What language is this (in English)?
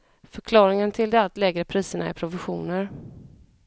Swedish